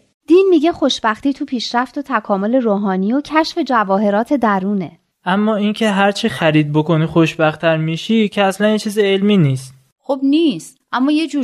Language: Persian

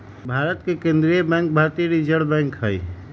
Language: Magahi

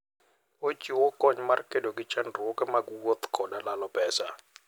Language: Luo (Kenya and Tanzania)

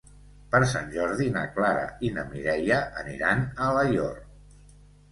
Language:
Catalan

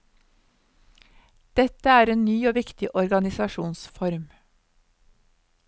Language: Norwegian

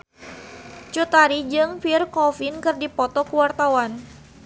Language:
Sundanese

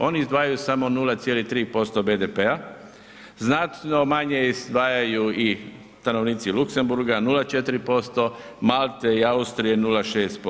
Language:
Croatian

